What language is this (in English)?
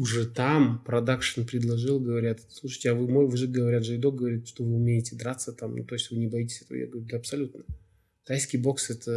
Russian